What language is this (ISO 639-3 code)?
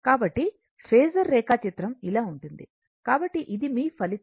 tel